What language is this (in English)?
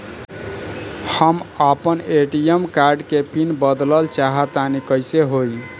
Bhojpuri